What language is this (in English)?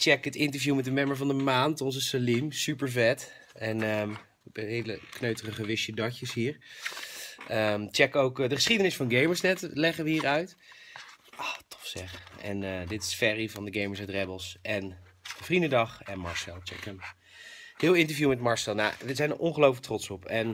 Dutch